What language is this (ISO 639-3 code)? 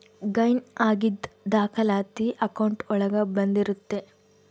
kan